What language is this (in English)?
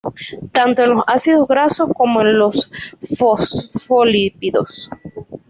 Spanish